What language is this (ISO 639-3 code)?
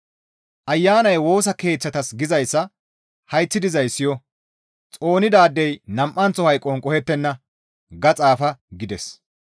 gmv